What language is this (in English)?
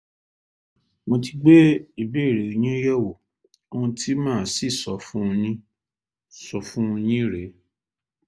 Yoruba